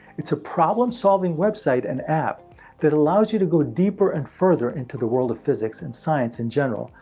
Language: English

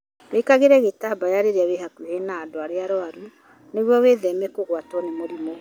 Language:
Kikuyu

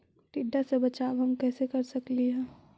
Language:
Magahi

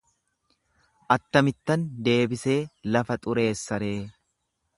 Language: Oromo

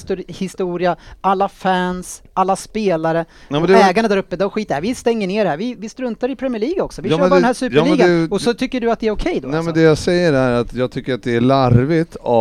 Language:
Swedish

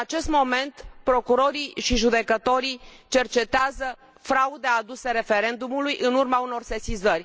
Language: Romanian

